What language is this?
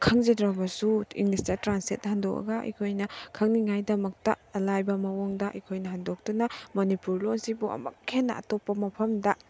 Manipuri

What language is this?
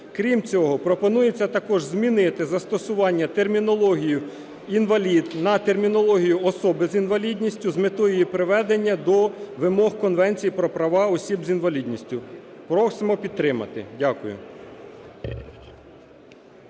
Ukrainian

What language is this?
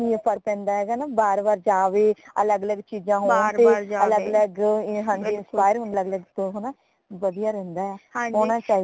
Punjabi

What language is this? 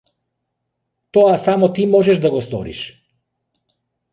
Macedonian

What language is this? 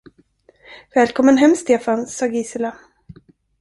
Swedish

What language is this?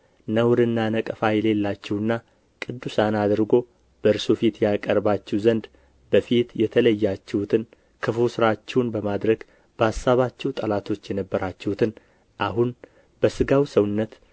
Amharic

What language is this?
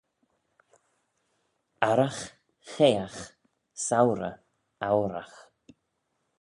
Manx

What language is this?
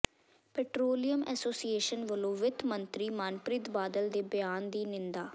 Punjabi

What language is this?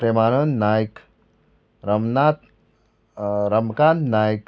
Konkani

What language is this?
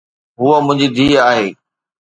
Sindhi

